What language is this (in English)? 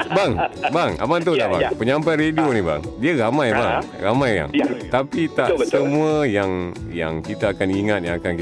Malay